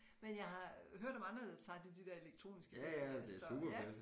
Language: Danish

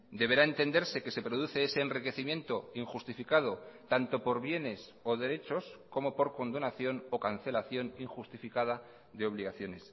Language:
Spanish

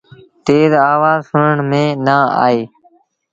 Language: Sindhi Bhil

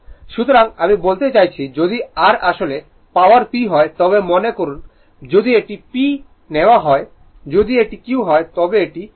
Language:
Bangla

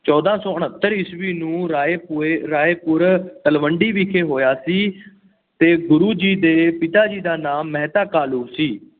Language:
Punjabi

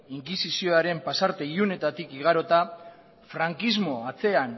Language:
Basque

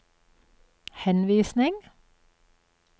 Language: Norwegian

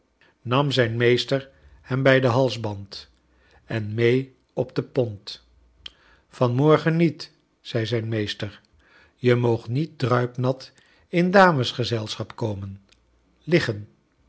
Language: Dutch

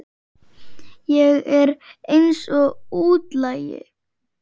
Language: Icelandic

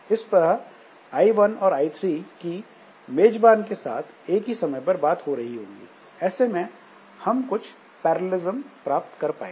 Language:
Hindi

